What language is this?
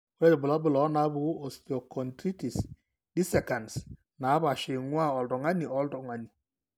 Masai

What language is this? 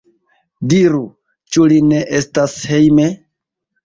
Esperanto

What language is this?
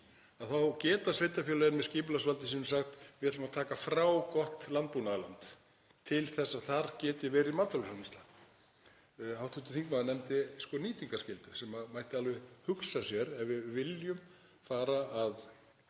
Icelandic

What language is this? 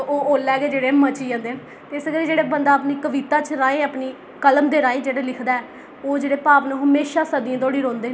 Dogri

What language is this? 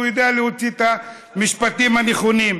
Hebrew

